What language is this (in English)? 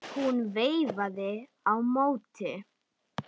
Icelandic